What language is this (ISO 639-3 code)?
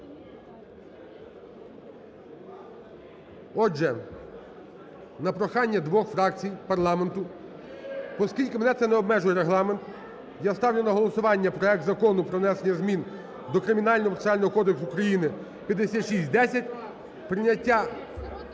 ukr